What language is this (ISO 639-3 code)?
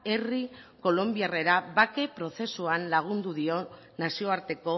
eus